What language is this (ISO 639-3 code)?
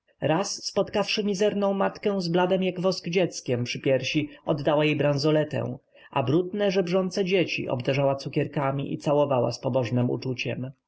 pol